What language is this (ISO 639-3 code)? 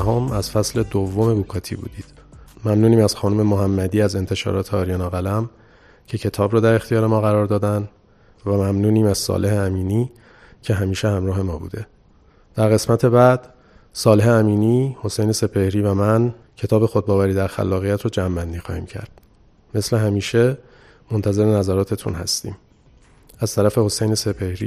fas